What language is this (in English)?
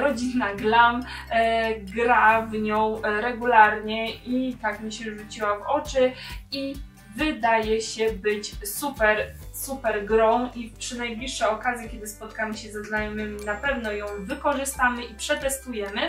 Polish